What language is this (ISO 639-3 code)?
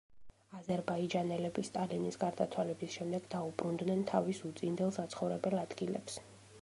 kat